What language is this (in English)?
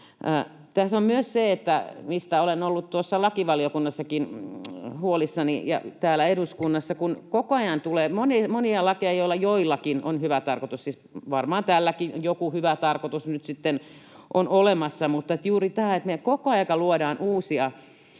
Finnish